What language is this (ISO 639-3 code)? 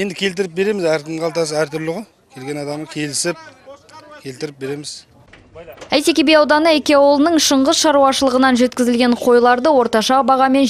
tur